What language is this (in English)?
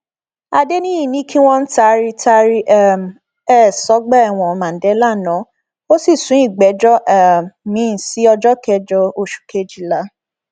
Yoruba